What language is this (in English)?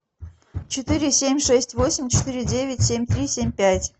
Russian